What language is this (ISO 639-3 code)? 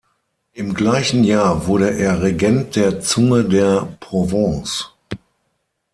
deu